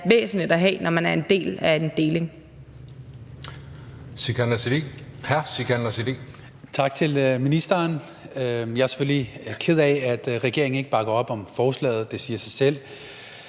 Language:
Danish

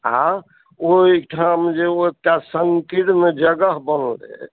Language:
Maithili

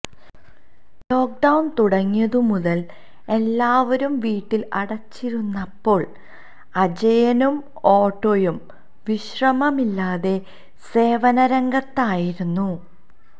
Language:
Malayalam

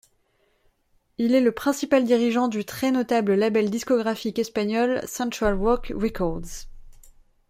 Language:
French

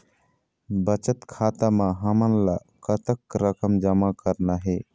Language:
Chhattisgarhi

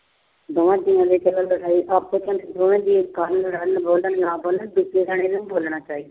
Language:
Punjabi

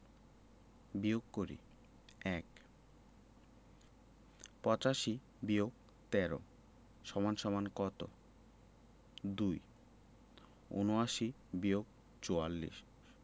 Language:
Bangla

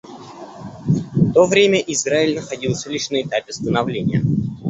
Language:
Russian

